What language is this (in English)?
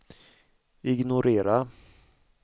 Swedish